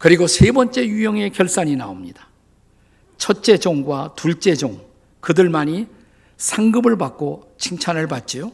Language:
Korean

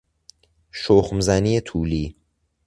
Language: Persian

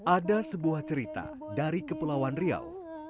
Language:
Indonesian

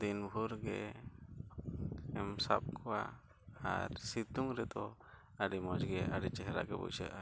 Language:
Santali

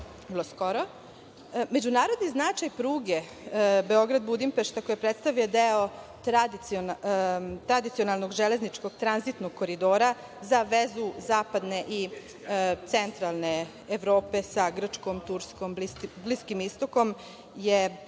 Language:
Serbian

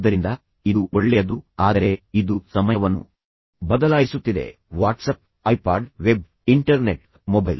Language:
Kannada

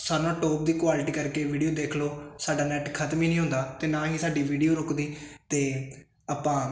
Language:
Punjabi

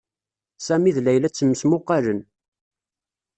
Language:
Kabyle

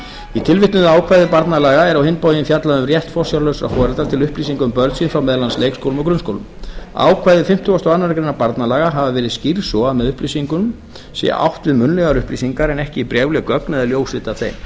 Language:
Icelandic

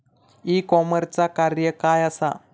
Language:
Marathi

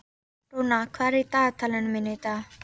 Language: Icelandic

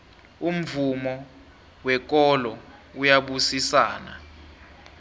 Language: South Ndebele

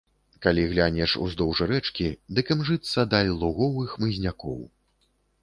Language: Belarusian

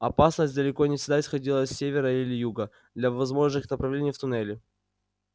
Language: Russian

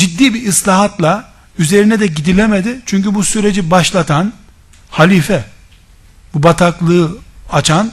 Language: Turkish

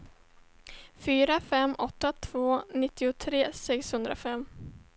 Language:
Swedish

